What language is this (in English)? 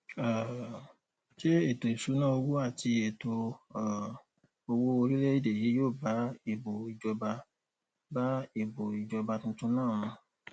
Yoruba